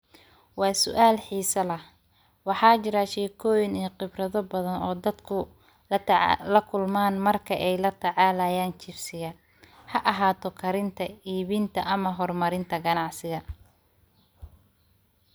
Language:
Somali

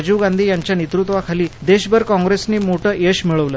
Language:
Marathi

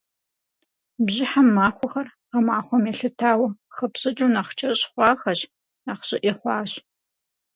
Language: Kabardian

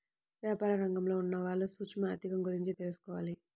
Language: Telugu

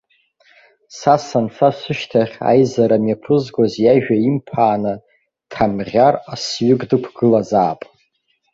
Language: Abkhazian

